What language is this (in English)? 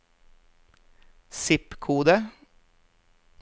Norwegian